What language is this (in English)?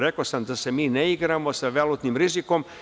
Serbian